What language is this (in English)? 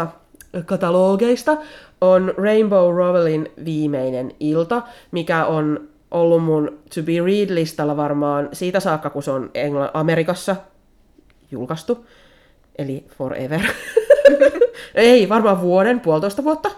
Finnish